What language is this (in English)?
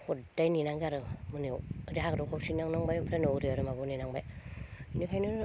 Bodo